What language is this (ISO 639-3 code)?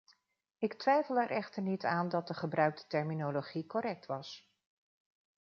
nld